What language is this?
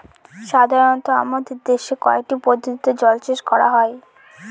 Bangla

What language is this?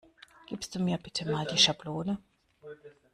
German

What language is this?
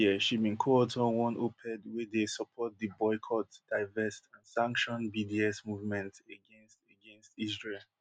Nigerian Pidgin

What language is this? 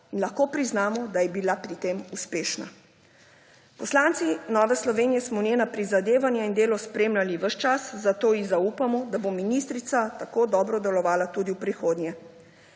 Slovenian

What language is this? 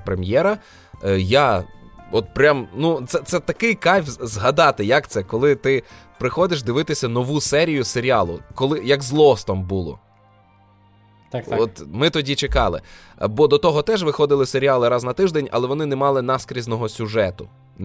Ukrainian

